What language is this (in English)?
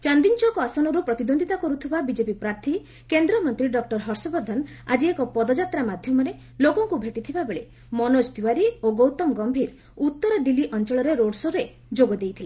Odia